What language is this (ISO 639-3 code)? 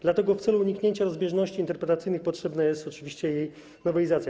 pol